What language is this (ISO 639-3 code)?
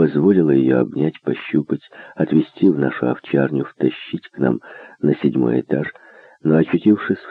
rus